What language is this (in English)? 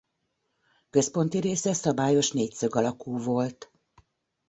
Hungarian